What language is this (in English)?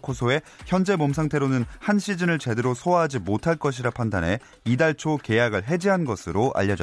Korean